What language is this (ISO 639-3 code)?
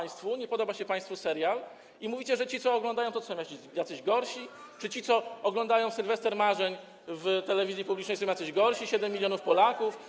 pol